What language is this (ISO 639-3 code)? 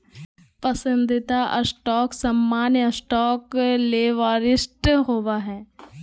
mag